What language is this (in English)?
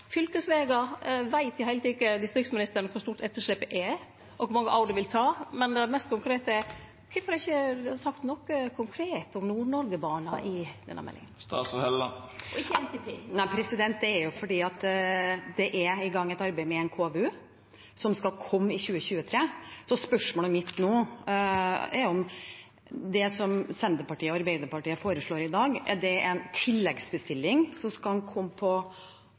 Norwegian